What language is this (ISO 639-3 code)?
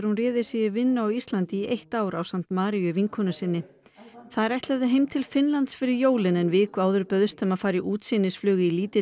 isl